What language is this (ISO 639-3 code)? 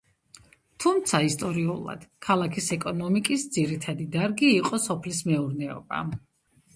kat